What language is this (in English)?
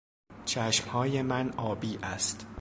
Persian